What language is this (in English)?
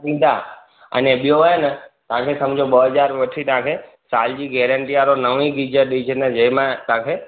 Sindhi